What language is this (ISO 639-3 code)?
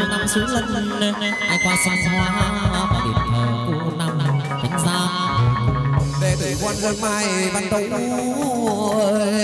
vie